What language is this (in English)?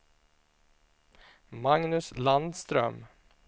Swedish